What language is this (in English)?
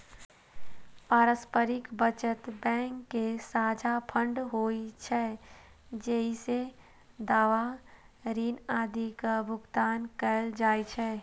Maithili